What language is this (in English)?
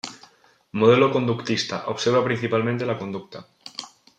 Spanish